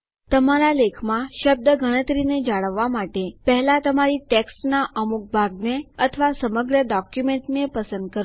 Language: Gujarati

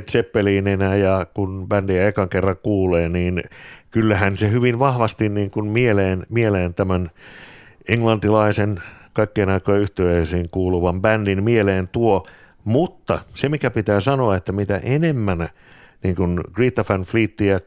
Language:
Finnish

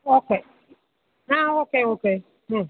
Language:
Malayalam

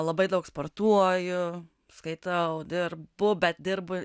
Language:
Lithuanian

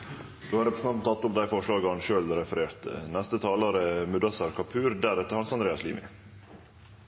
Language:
Norwegian Bokmål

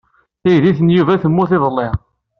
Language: Kabyle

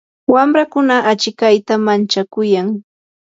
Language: Yanahuanca Pasco Quechua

